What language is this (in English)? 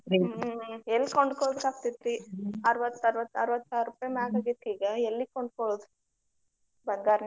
Kannada